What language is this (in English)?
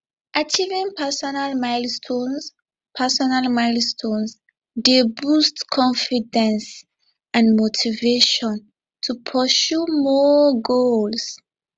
Nigerian Pidgin